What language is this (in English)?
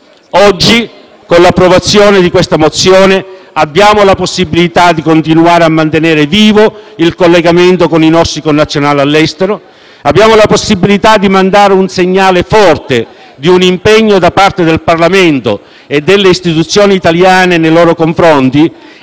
Italian